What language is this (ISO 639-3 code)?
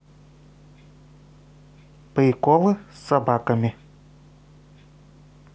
rus